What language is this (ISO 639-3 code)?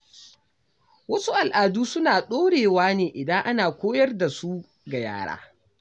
hau